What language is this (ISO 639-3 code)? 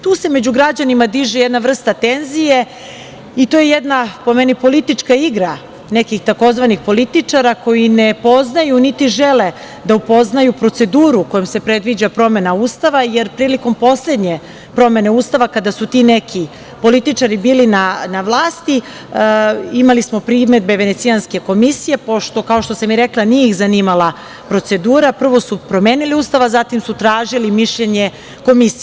srp